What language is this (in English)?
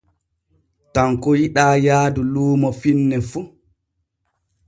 Borgu Fulfulde